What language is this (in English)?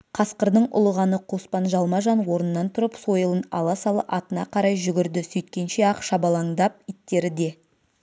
Kazakh